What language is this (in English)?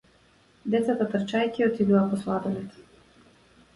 Macedonian